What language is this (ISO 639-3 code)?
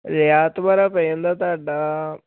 pan